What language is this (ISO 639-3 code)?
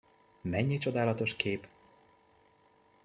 hun